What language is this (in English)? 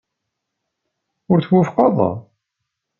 Kabyle